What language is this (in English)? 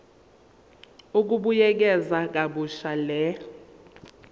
Zulu